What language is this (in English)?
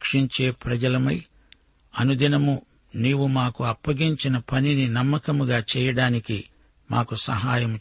Telugu